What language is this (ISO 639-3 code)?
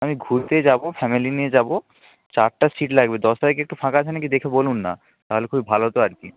ben